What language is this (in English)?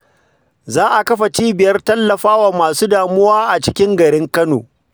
Hausa